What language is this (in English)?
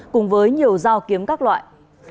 Vietnamese